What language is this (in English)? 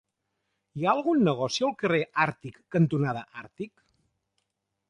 Catalan